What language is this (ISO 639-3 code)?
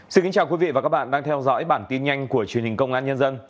vie